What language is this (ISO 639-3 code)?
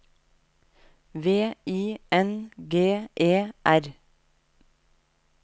nor